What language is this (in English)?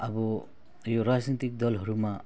Nepali